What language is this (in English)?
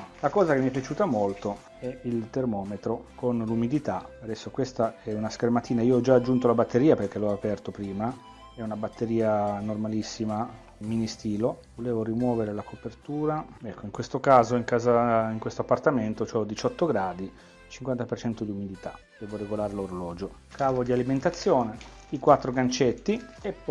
Italian